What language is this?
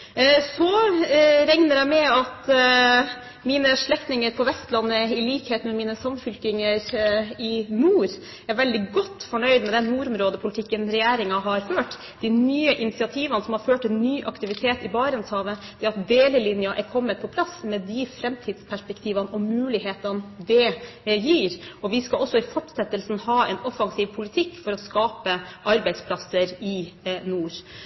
Norwegian Bokmål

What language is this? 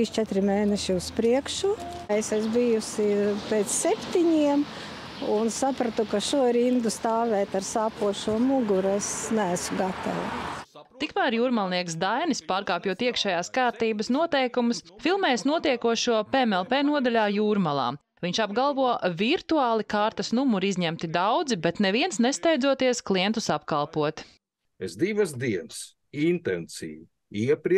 Latvian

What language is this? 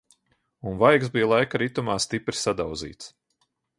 Latvian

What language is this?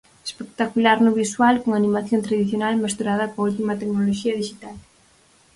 Galician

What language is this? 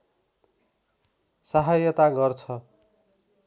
Nepali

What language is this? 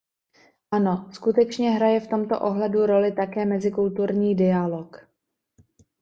Czech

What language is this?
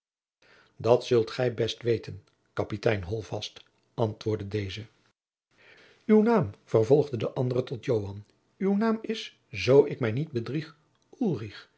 Dutch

